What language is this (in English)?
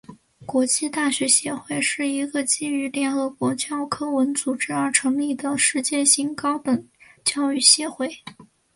Chinese